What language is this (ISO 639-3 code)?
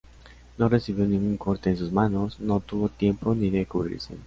spa